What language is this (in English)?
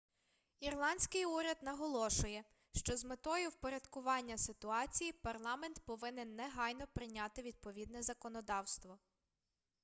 Ukrainian